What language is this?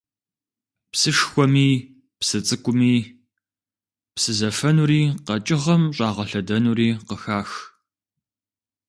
Kabardian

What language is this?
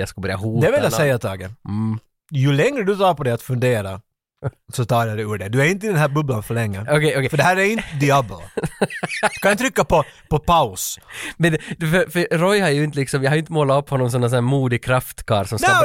Swedish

